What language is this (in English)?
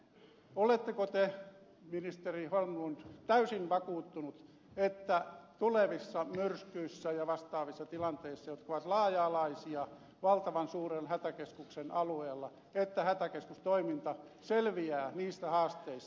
Finnish